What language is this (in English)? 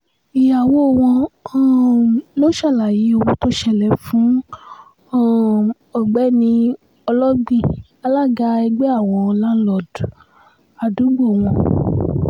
Yoruba